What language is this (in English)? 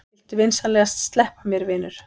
Icelandic